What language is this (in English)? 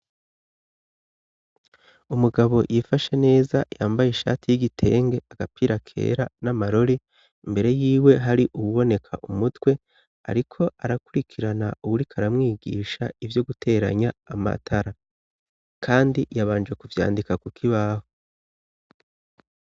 Rundi